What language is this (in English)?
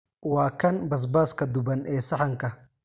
Somali